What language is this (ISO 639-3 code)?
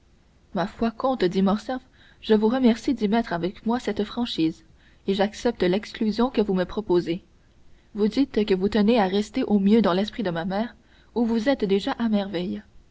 fra